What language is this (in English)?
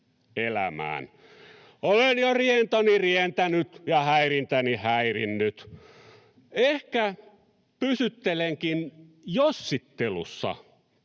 Finnish